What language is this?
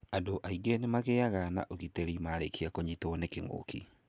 Kikuyu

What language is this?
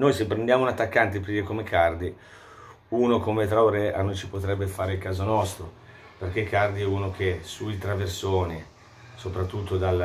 Italian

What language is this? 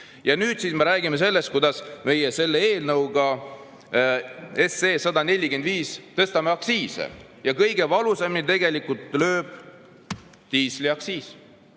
Estonian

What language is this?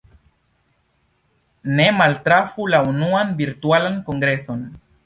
Esperanto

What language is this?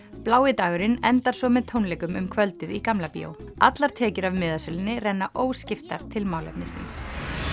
Icelandic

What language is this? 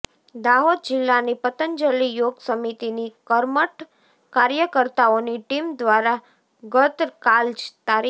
Gujarati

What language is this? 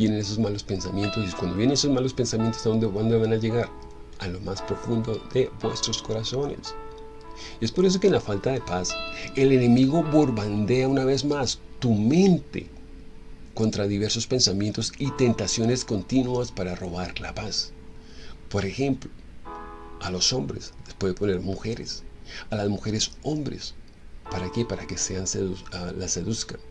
Spanish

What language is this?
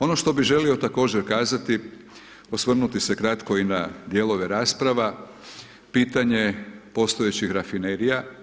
Croatian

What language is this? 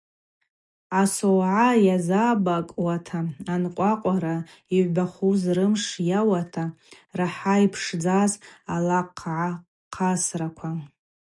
Abaza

